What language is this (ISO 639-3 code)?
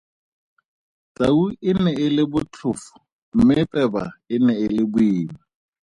tsn